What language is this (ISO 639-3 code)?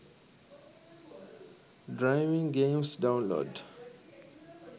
sin